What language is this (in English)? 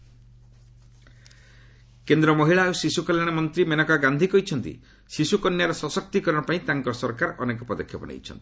Odia